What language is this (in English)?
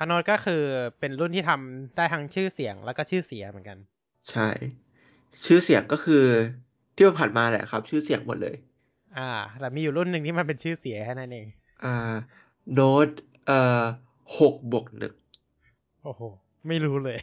Thai